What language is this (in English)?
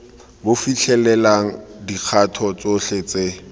Tswana